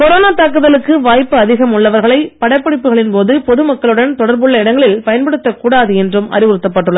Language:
Tamil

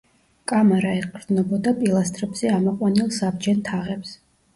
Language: Georgian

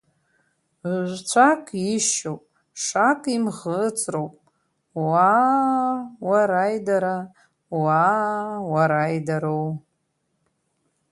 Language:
Abkhazian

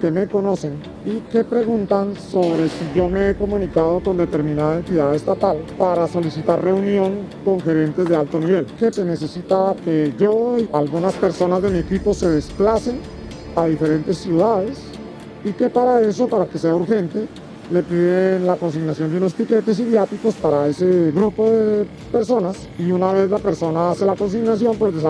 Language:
Spanish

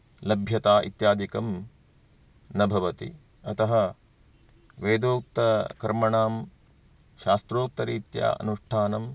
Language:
Sanskrit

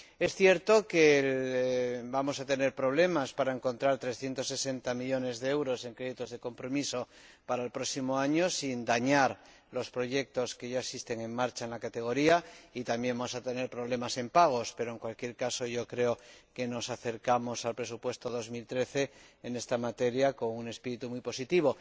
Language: Spanish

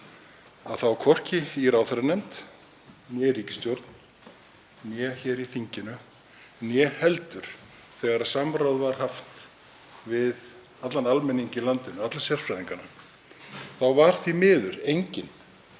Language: Icelandic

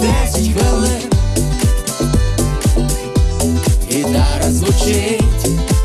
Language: Ukrainian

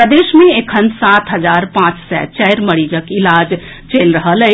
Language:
Maithili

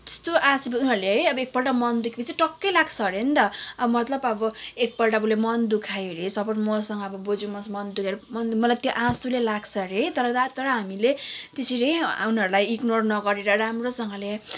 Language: Nepali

